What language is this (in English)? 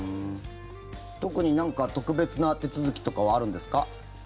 Japanese